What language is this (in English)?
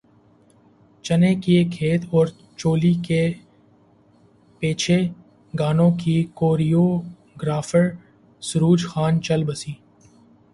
Urdu